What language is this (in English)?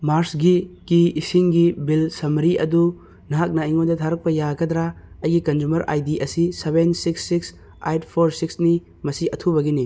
Manipuri